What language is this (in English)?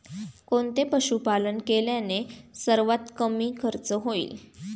Marathi